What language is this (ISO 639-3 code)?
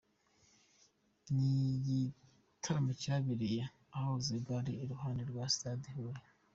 kin